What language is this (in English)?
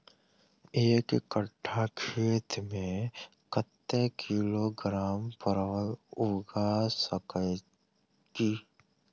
Maithili